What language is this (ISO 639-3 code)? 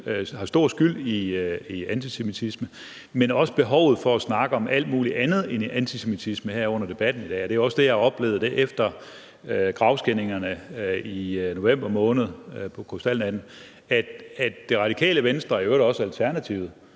dan